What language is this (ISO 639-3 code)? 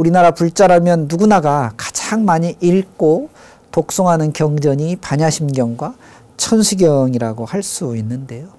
kor